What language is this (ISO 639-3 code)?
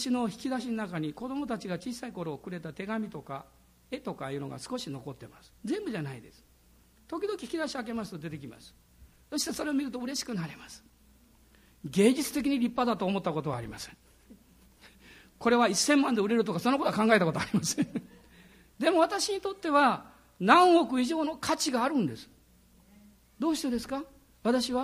jpn